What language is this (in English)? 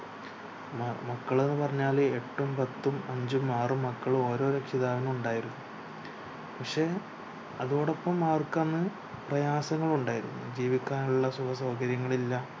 Malayalam